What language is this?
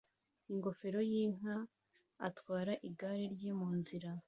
Kinyarwanda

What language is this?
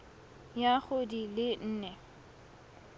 Tswana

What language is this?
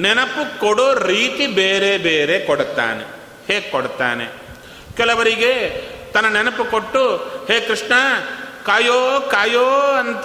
Kannada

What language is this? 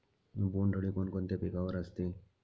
Marathi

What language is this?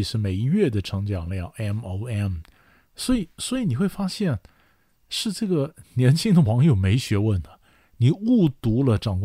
Chinese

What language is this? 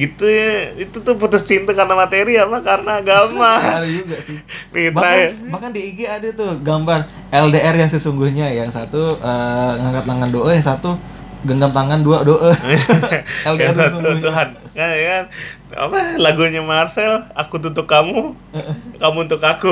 Indonesian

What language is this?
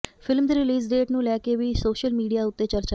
Punjabi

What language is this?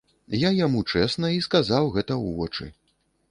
Belarusian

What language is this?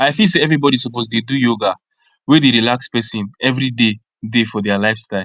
Nigerian Pidgin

